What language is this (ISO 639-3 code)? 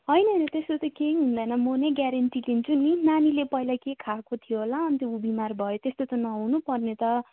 nep